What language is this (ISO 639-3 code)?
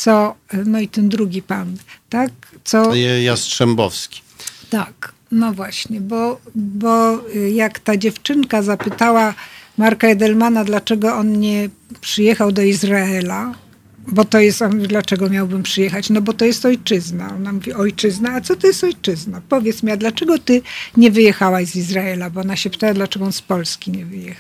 pol